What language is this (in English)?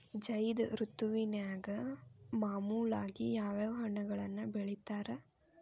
Kannada